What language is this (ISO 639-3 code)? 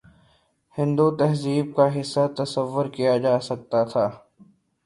urd